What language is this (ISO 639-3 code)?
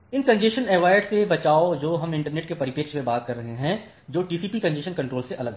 hin